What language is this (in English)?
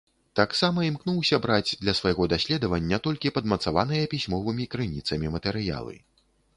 Belarusian